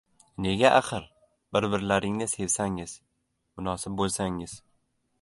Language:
Uzbek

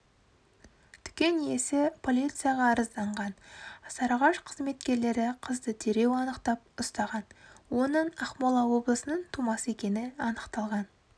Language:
Kazakh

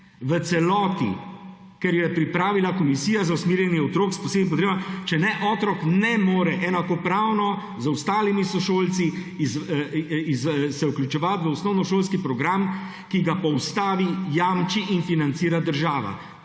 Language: Slovenian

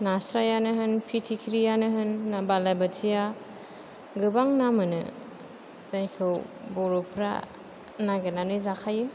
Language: Bodo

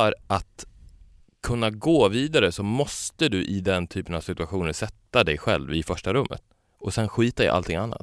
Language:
Swedish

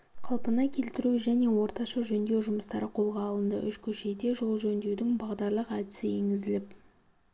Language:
Kazakh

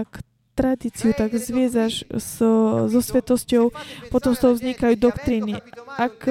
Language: Slovak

